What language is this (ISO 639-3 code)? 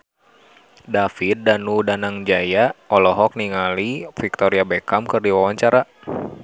sun